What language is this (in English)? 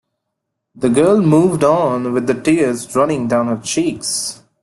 English